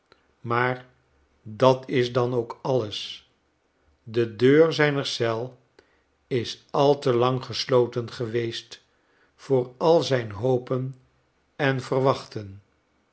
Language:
Dutch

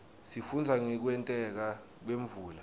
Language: Swati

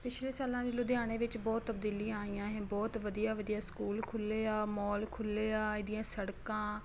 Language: Punjabi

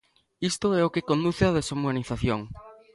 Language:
Galician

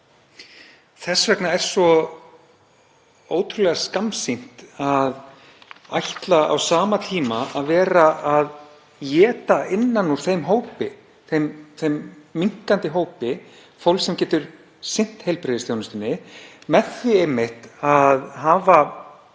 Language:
Icelandic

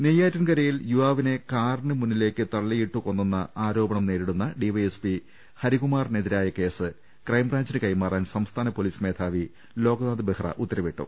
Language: Malayalam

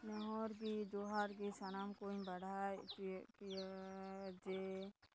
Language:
Santali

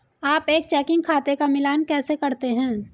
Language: Hindi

